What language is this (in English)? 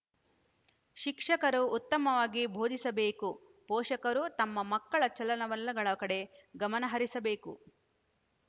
Kannada